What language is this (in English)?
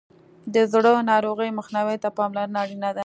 Pashto